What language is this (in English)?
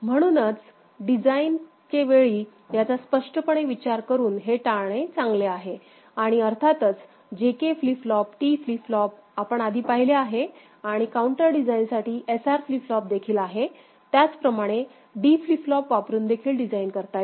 Marathi